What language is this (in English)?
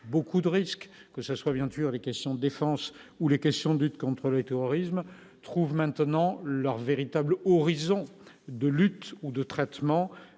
French